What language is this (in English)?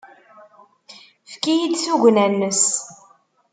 Kabyle